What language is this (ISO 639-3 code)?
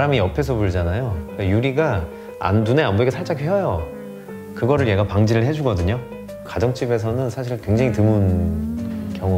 kor